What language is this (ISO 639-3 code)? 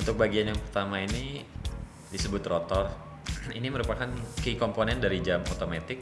ind